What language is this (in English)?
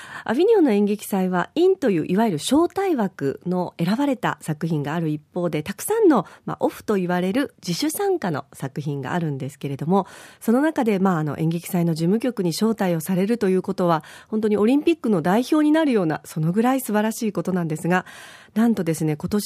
Japanese